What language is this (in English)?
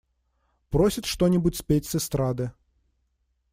Russian